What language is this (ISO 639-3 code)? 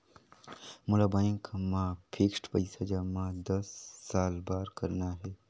hne